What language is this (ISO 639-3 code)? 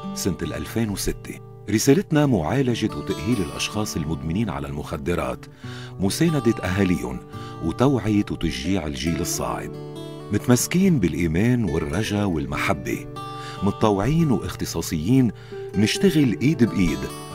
ara